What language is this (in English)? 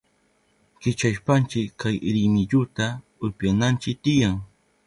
Southern Pastaza Quechua